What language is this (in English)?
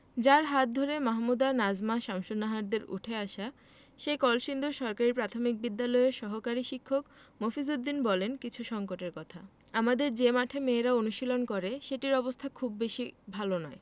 Bangla